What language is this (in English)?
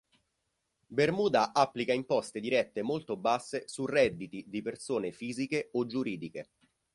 Italian